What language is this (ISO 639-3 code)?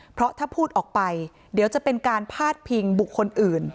tha